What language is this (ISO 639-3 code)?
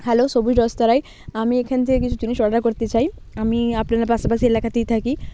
ben